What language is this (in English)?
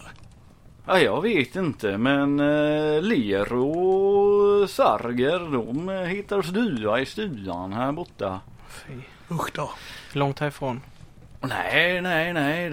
Swedish